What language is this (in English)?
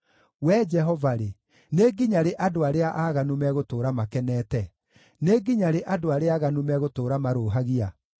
Kikuyu